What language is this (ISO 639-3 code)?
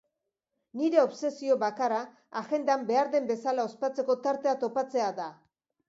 eus